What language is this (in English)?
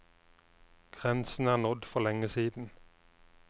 Norwegian